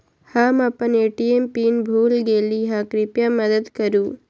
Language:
Magahi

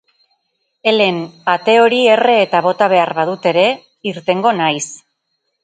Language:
Basque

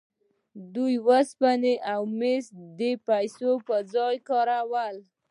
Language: Pashto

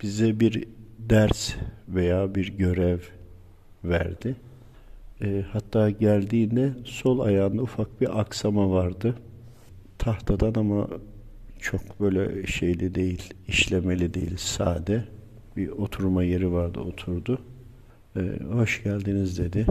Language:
Turkish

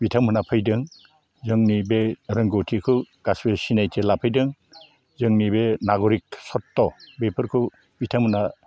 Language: Bodo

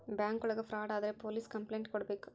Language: Kannada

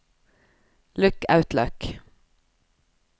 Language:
Norwegian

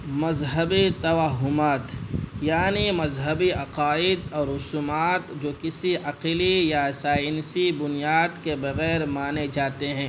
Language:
Urdu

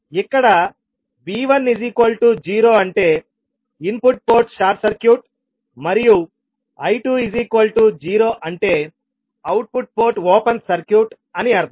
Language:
Telugu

